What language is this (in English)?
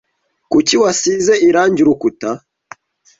Kinyarwanda